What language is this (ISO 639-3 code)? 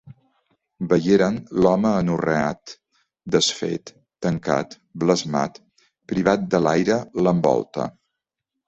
cat